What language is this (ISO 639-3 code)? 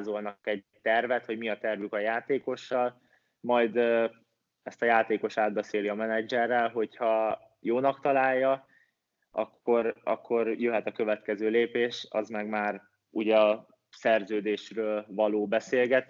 hun